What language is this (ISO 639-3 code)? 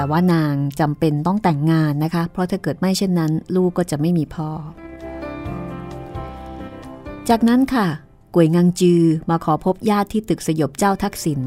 tha